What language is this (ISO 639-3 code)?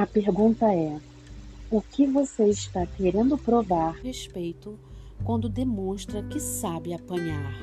por